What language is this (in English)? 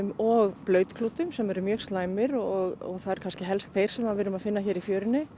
Icelandic